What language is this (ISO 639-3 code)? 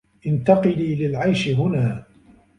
ara